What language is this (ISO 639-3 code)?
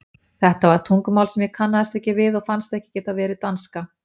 isl